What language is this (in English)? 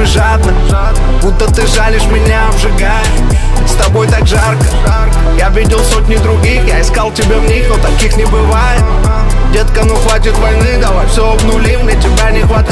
Russian